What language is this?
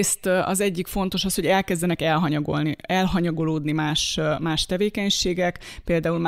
Hungarian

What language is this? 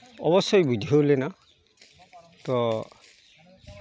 Santali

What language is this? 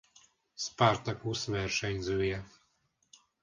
Hungarian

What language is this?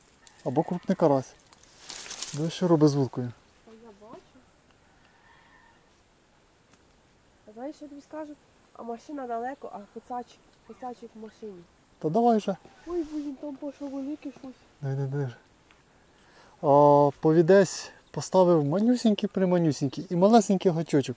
Ukrainian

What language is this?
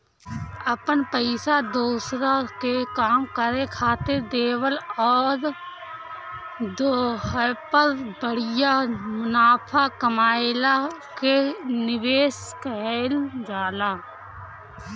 Bhojpuri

